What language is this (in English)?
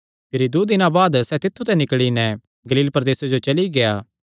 Kangri